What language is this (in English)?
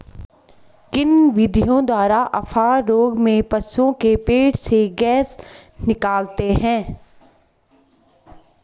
Hindi